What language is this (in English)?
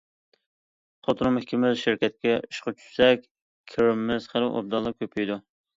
Uyghur